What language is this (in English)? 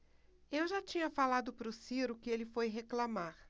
Portuguese